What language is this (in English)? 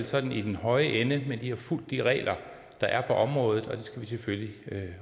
Danish